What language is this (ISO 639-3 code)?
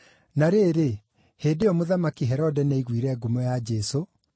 kik